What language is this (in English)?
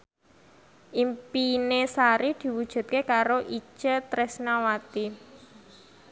Javanese